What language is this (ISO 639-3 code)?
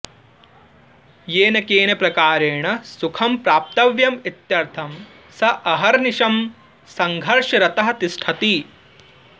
san